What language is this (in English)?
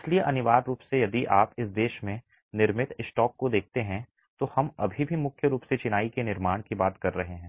Hindi